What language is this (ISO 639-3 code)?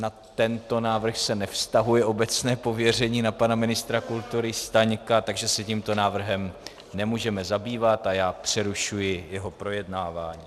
ces